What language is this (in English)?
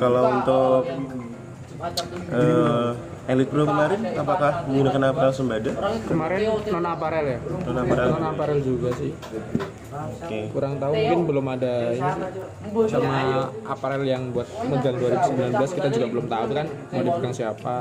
Indonesian